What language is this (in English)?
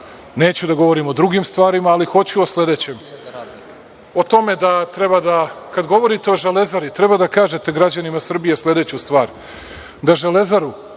Serbian